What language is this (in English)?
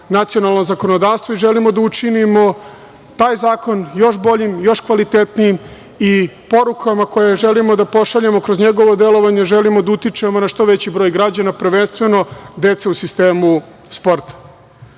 Serbian